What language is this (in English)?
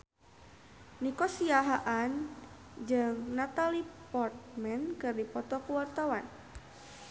Sundanese